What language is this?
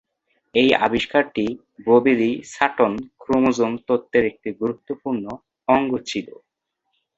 Bangla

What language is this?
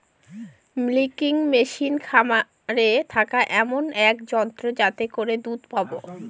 Bangla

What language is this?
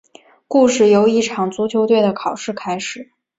Chinese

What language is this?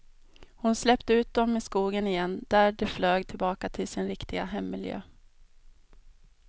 Swedish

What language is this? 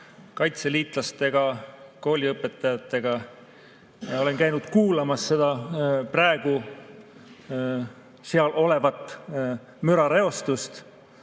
Estonian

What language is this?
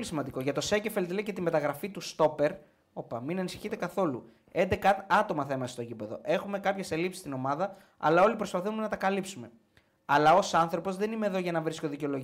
Greek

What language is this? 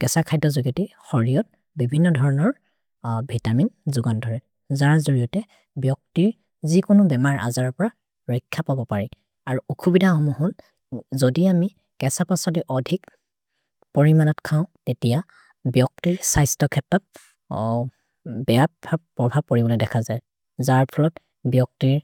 Maria (India)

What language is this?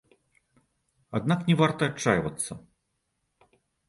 Belarusian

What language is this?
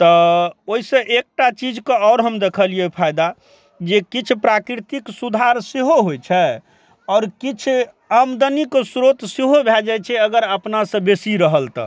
Maithili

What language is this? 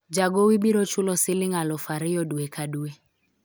Luo (Kenya and Tanzania)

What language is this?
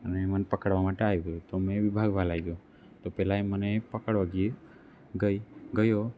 Gujarati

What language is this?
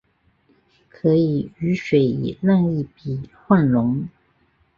Chinese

